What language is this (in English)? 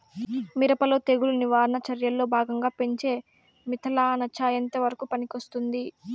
Telugu